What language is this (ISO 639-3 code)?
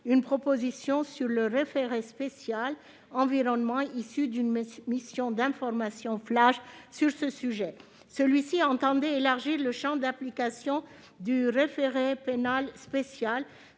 fra